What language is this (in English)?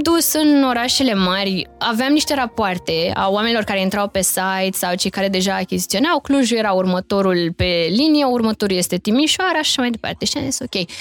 Romanian